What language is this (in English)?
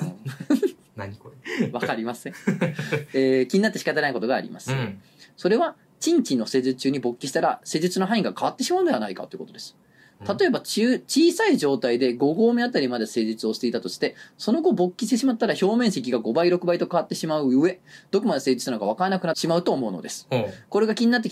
Japanese